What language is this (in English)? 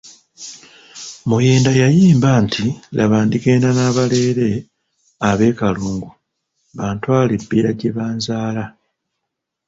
Ganda